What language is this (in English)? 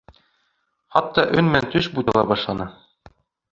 Bashkir